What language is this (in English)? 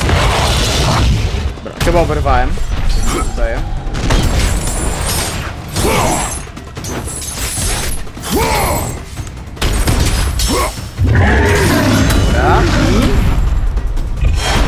Polish